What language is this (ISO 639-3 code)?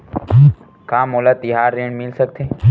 hne